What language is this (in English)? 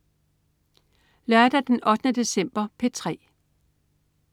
Danish